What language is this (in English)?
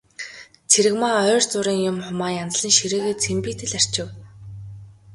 Mongolian